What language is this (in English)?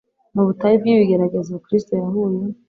Kinyarwanda